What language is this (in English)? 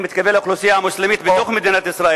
Hebrew